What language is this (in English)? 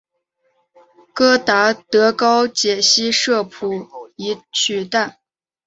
Chinese